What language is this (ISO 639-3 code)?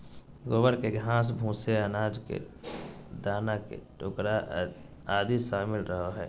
mag